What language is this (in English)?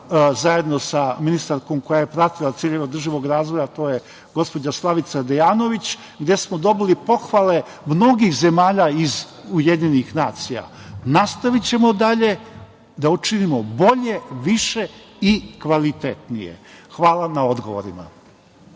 Serbian